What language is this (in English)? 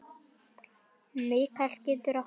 Icelandic